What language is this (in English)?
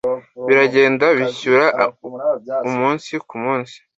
Kinyarwanda